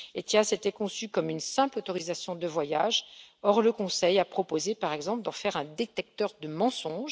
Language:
French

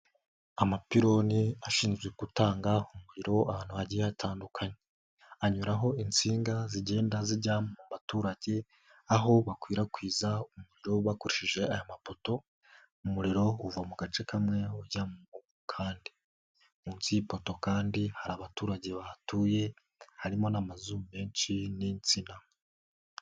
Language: Kinyarwanda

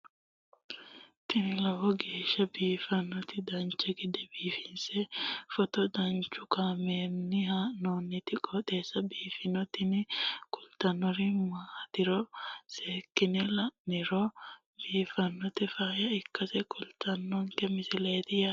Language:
Sidamo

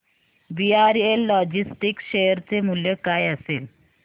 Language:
Marathi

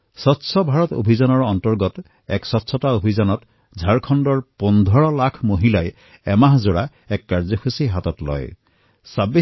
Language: Assamese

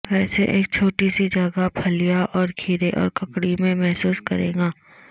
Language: Urdu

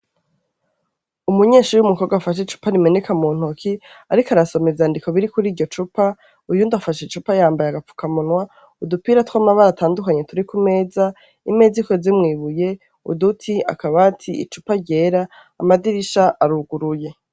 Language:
Rundi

